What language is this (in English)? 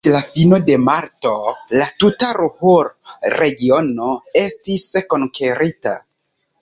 Esperanto